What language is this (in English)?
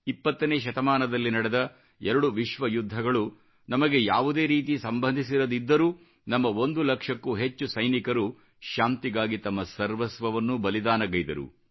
Kannada